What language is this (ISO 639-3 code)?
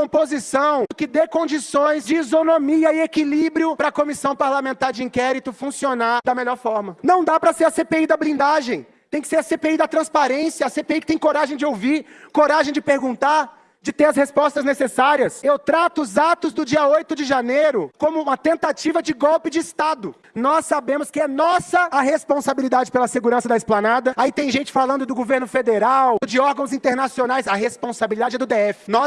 por